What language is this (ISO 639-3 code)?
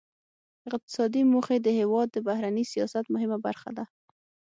pus